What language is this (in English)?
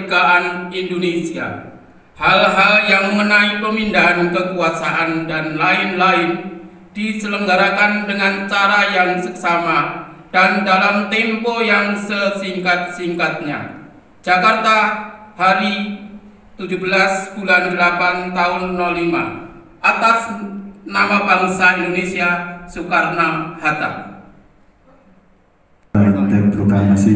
Indonesian